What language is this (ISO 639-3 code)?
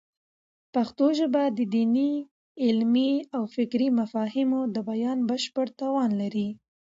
pus